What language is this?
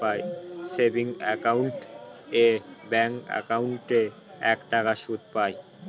Bangla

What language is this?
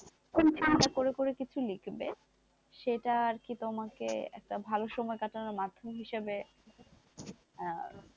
Bangla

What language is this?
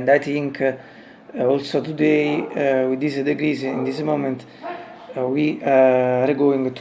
English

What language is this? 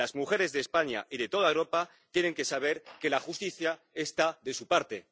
Spanish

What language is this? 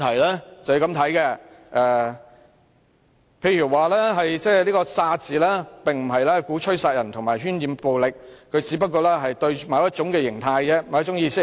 Cantonese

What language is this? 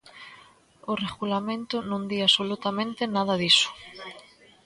Galician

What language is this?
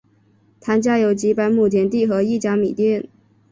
Chinese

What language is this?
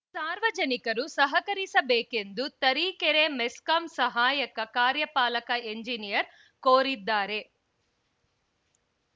Kannada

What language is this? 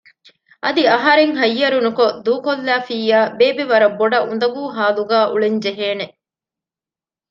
Divehi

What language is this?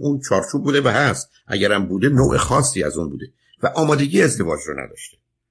Persian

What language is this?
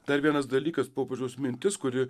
Lithuanian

